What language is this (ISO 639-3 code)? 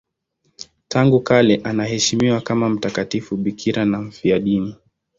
swa